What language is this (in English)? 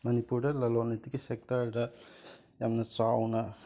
Manipuri